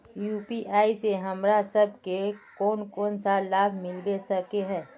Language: Magahi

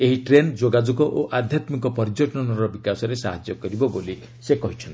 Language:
Odia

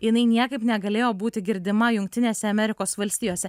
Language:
Lithuanian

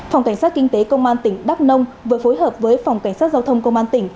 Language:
Vietnamese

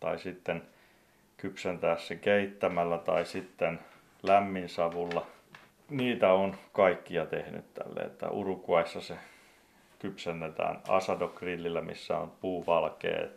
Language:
Finnish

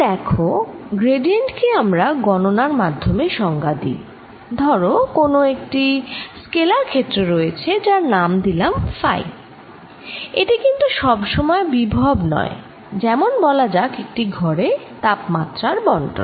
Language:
Bangla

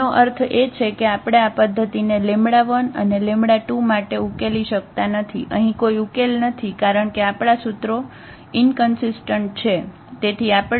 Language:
Gujarati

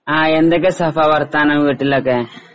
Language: Malayalam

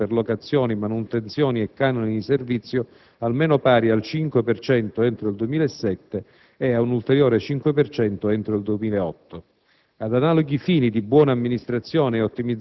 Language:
Italian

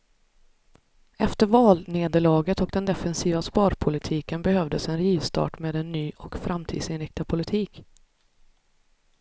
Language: Swedish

